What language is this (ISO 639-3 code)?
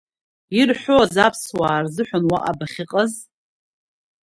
abk